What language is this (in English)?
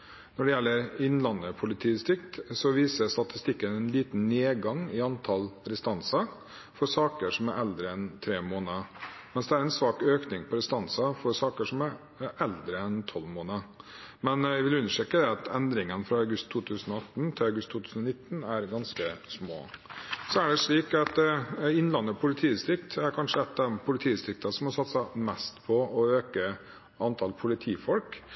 Norwegian Bokmål